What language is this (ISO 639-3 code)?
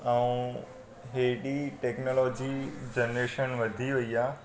snd